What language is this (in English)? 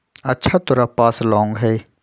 Magahi